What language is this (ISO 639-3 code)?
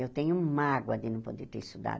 por